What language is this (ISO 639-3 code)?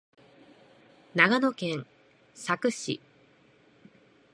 jpn